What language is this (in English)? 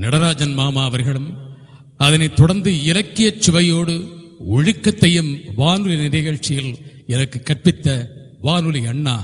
Tamil